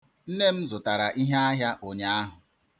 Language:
Igbo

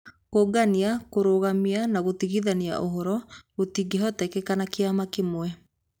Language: Kikuyu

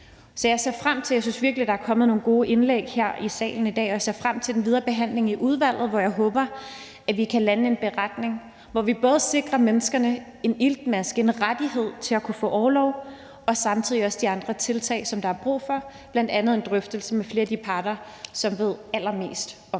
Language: Danish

